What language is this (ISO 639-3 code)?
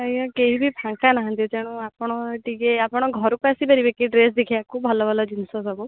ori